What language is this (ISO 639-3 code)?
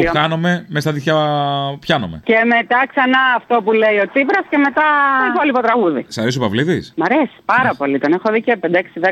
ell